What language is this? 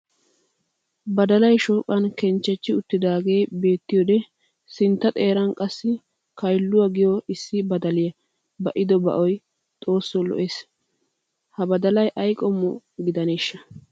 Wolaytta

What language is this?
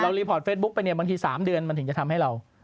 Thai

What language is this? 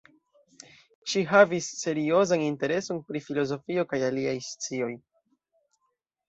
Esperanto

